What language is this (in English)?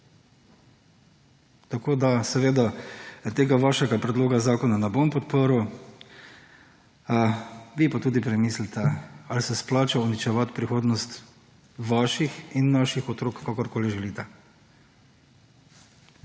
Slovenian